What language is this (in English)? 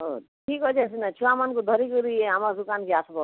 Odia